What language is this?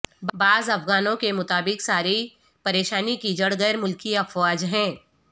Urdu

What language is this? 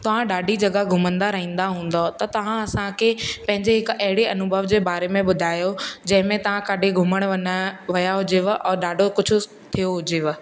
Sindhi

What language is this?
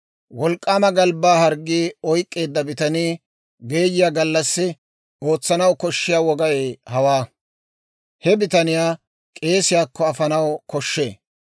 Dawro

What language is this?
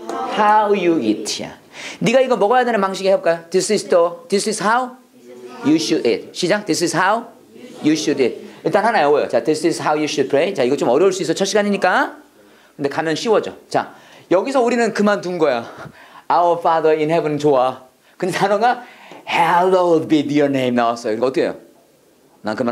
Korean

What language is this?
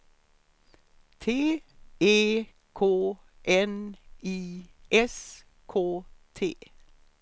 Swedish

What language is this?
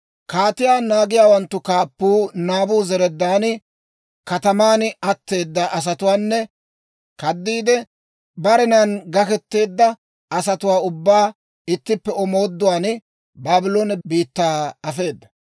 Dawro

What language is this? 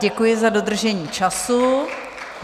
Czech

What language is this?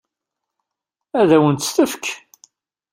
Kabyle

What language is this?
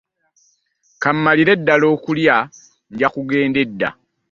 Ganda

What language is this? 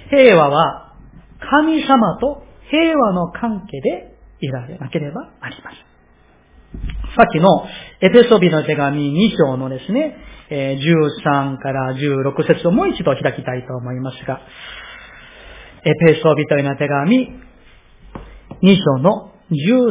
Japanese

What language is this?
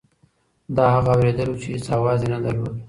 Pashto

